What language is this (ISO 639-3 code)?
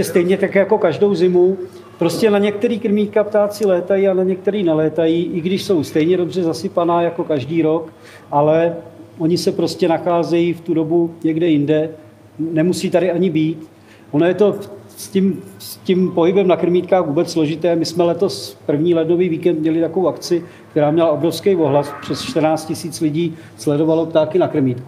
ces